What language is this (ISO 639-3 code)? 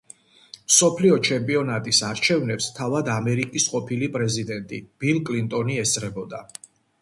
kat